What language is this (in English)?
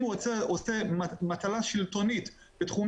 Hebrew